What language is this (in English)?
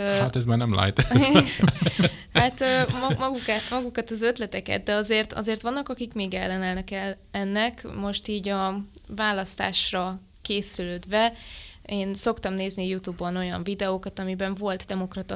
Hungarian